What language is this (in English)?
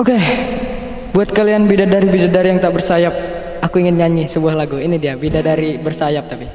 Indonesian